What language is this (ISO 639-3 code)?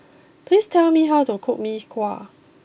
eng